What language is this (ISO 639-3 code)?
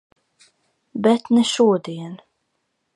lav